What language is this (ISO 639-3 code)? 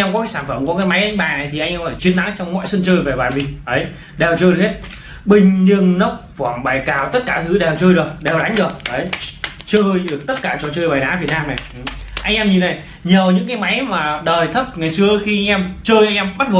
vie